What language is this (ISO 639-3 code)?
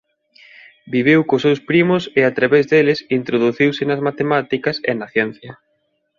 glg